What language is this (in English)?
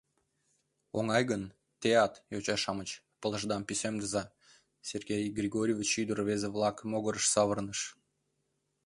Mari